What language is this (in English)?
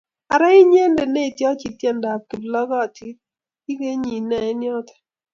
Kalenjin